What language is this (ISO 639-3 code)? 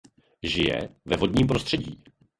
ces